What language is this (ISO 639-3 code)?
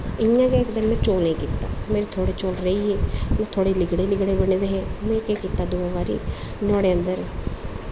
doi